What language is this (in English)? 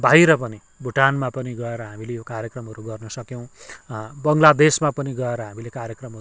Nepali